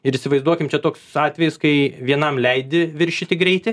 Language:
Lithuanian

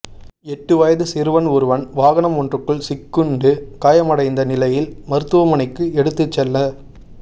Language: Tamil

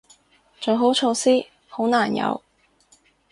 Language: Cantonese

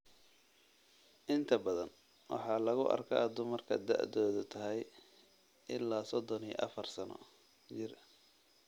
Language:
Somali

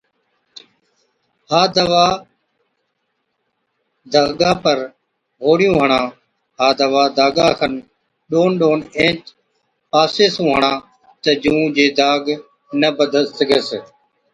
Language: Od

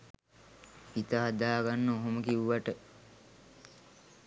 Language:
Sinhala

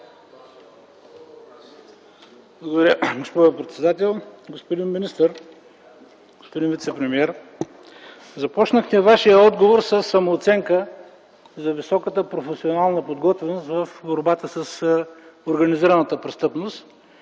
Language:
Bulgarian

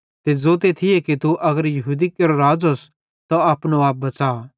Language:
Bhadrawahi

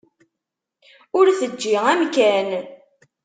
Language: Kabyle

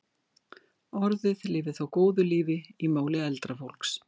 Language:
Icelandic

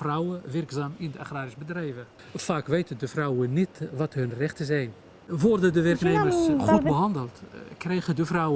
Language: Dutch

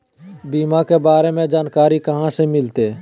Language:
Magahi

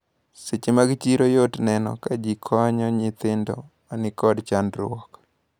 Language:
Luo (Kenya and Tanzania)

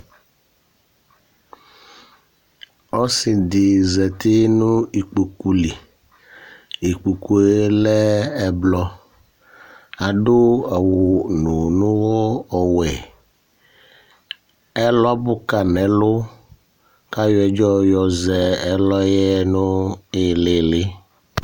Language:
Ikposo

